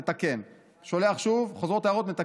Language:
Hebrew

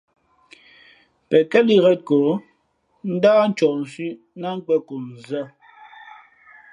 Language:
Fe'fe'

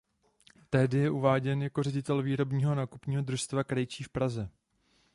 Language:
Czech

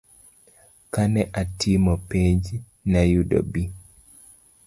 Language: Luo (Kenya and Tanzania)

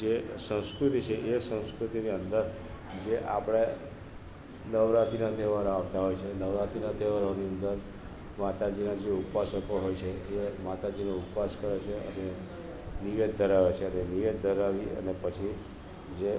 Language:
Gujarati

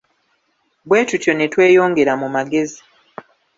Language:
Ganda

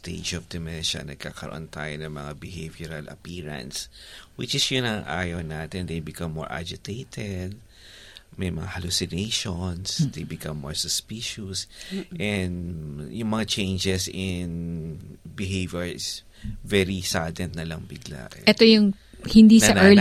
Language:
Filipino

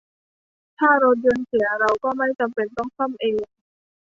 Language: Thai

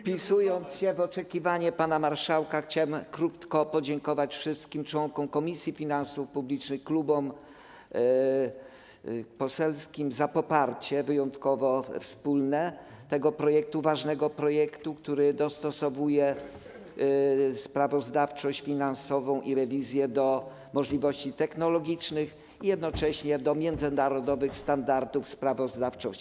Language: Polish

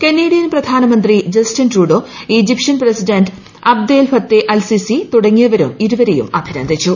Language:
Malayalam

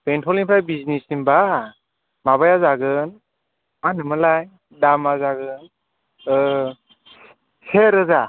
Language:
Bodo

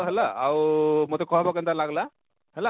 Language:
Odia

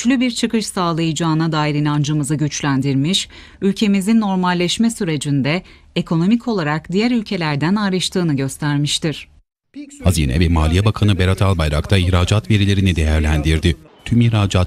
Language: Turkish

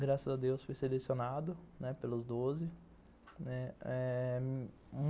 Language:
Portuguese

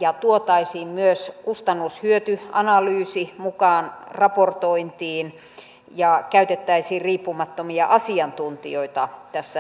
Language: Finnish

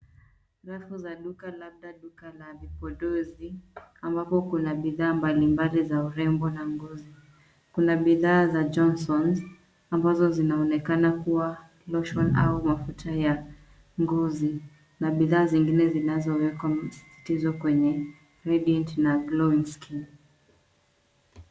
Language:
Swahili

